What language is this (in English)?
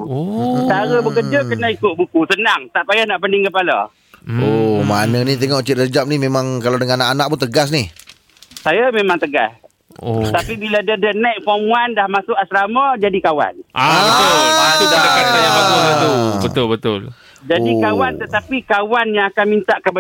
Malay